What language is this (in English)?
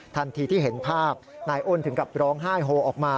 Thai